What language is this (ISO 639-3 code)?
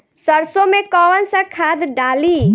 bho